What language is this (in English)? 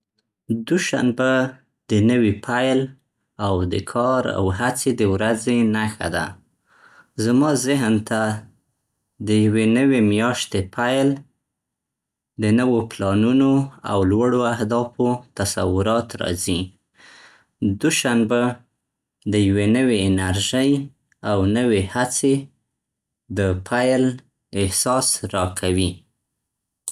Central Pashto